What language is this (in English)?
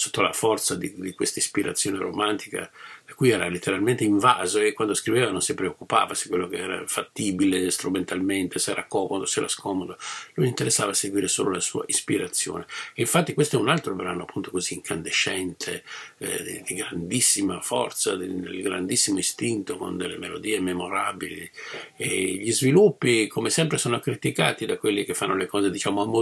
Italian